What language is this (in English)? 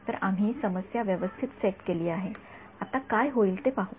Marathi